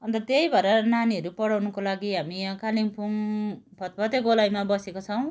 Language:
Nepali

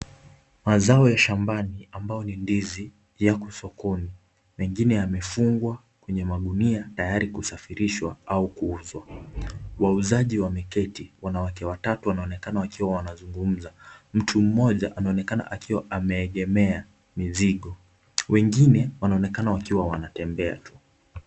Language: Swahili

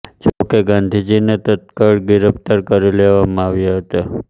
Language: Gujarati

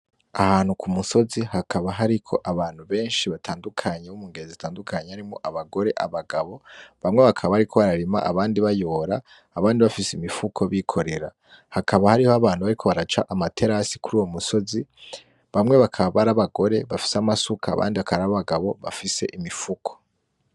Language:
Rundi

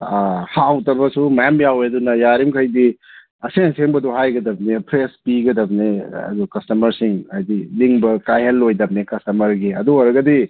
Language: Manipuri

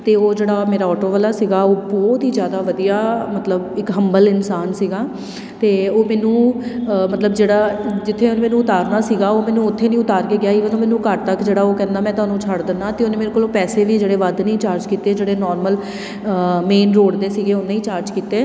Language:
Punjabi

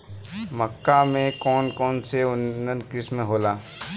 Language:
Bhojpuri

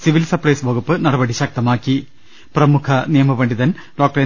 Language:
Malayalam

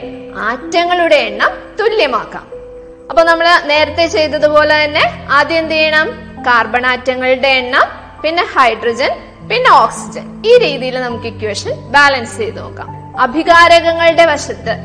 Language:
Malayalam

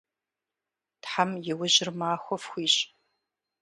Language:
Kabardian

